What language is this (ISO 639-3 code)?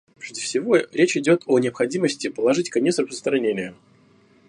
rus